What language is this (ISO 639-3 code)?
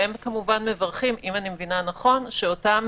heb